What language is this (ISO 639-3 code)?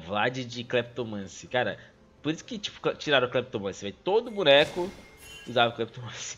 por